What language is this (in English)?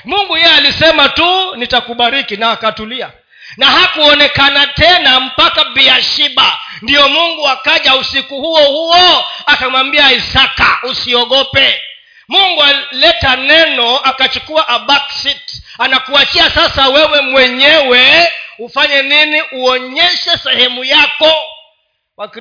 Swahili